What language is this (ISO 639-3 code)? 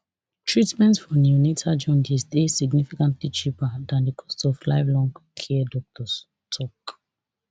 pcm